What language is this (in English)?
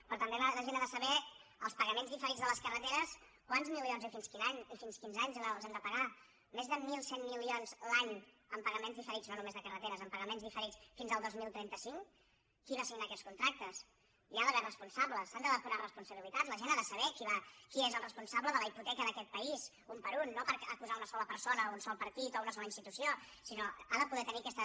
Catalan